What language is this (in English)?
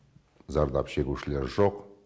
Kazakh